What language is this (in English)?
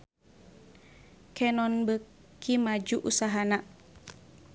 Sundanese